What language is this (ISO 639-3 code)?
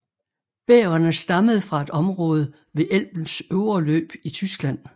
dan